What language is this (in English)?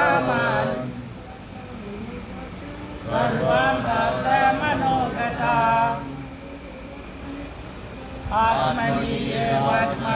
English